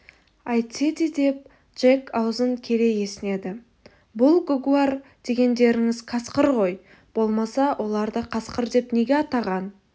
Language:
Kazakh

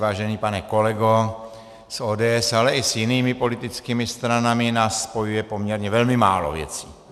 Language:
Czech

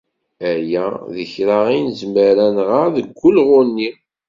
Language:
Kabyle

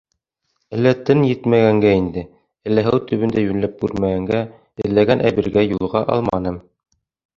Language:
Bashkir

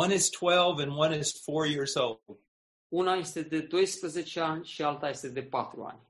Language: Romanian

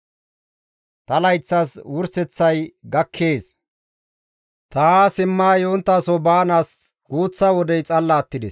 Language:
Gamo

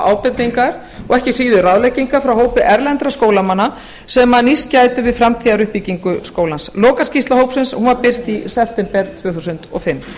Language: Icelandic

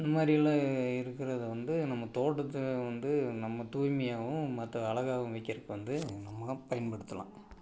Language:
Tamil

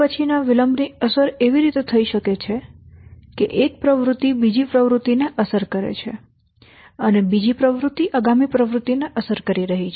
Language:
Gujarati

